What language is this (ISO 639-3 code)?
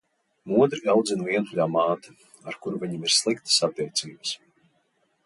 lav